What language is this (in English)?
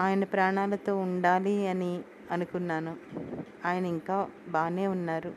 Telugu